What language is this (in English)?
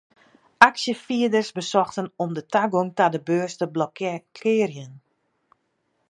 Western Frisian